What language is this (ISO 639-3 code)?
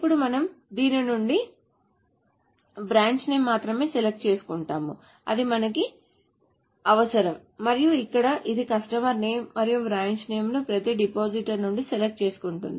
tel